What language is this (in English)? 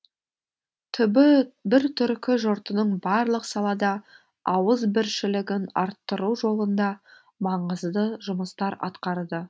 Kazakh